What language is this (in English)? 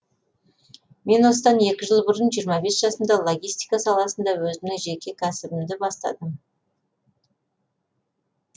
Kazakh